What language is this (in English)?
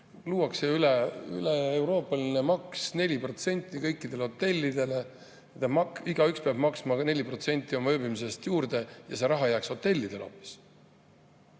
Estonian